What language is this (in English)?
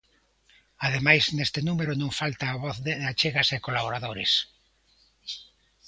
Galician